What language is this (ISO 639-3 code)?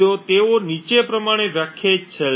guj